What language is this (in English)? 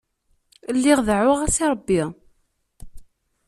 Kabyle